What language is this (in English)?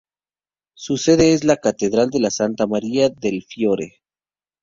Spanish